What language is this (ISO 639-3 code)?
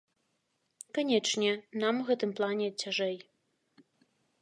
bel